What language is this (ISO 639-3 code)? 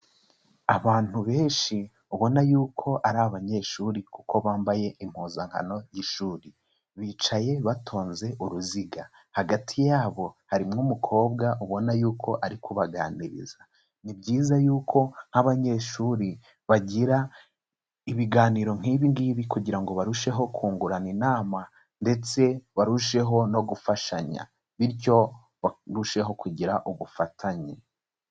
kin